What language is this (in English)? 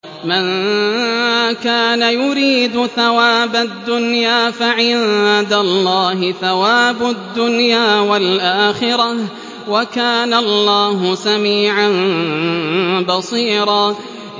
Arabic